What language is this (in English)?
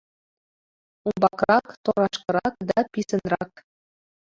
Mari